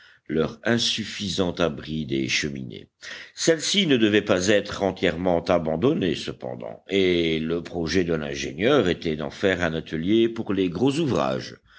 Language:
French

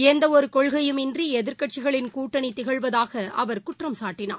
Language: Tamil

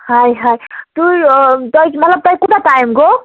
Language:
Kashmiri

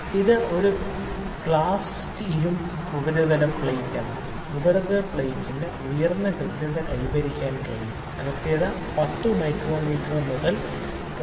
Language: Malayalam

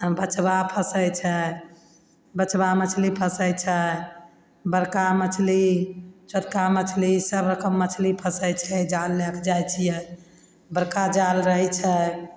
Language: Maithili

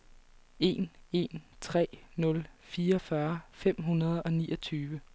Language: Danish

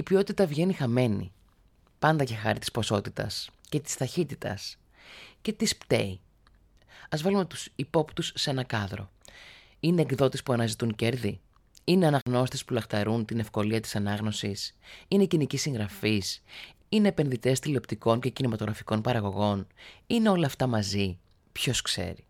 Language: Greek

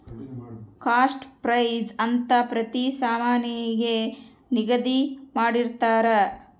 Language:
Kannada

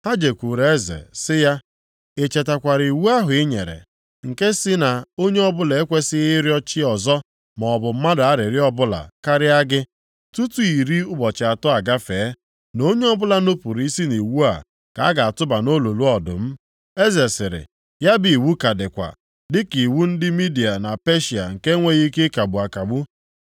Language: Igbo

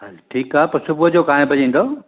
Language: Sindhi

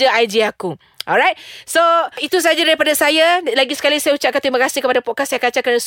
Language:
Malay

